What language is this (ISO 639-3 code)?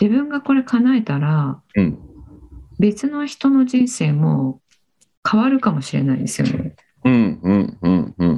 jpn